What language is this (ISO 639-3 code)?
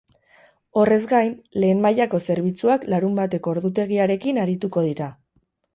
eus